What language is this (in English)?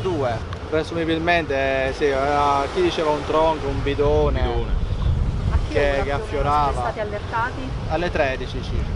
Italian